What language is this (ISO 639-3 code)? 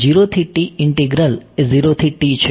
guj